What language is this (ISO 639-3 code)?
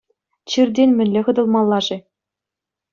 chv